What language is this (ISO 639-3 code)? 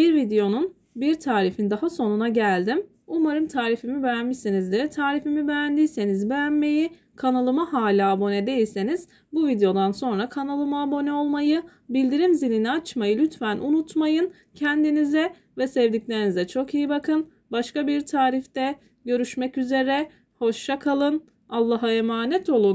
tur